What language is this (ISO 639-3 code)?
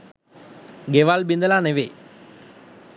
sin